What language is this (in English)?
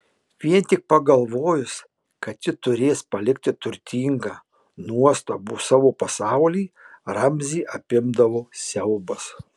Lithuanian